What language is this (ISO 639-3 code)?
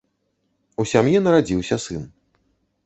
bel